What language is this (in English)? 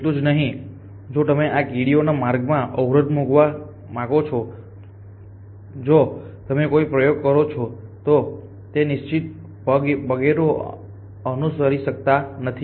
Gujarati